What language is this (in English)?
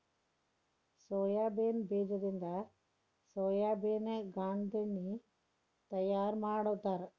Kannada